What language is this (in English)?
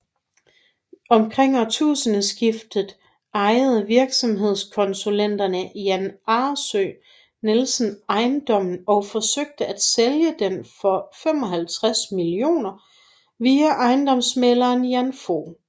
Danish